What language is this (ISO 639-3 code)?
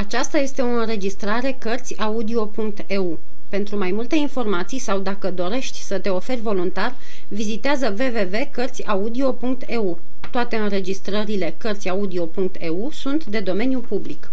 ron